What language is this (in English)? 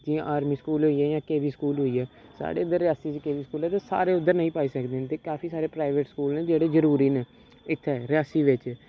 Dogri